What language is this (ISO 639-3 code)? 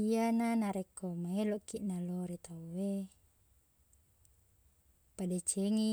bug